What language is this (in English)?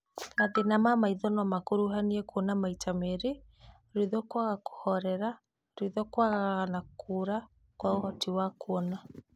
Kikuyu